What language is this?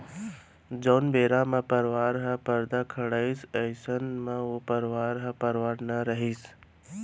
Chhattisgarhi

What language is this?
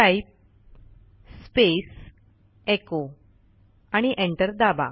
Marathi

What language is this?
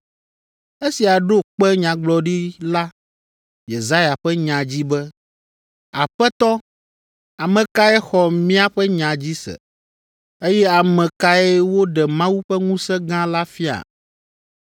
Ewe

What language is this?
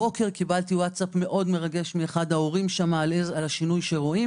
Hebrew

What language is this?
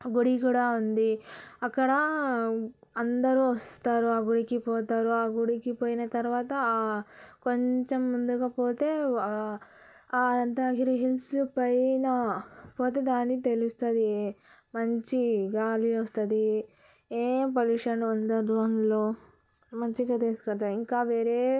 Telugu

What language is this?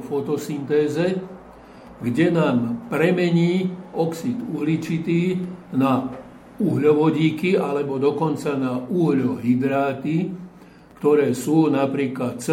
Slovak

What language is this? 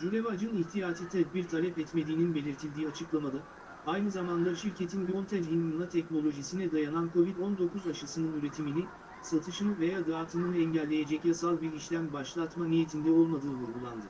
Turkish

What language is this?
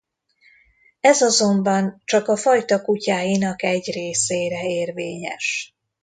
Hungarian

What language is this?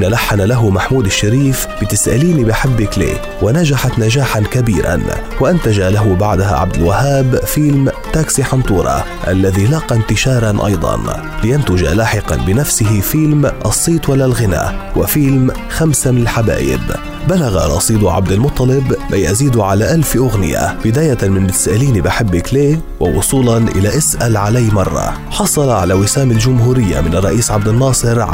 Arabic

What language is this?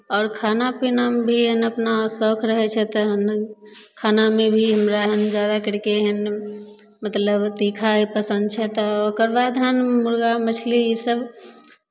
Maithili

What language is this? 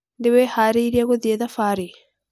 Kikuyu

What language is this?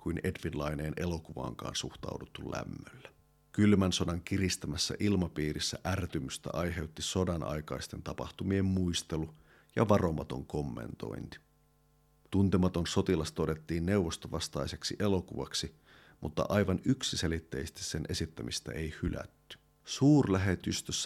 Finnish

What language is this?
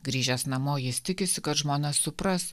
Lithuanian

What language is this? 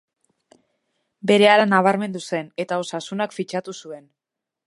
Basque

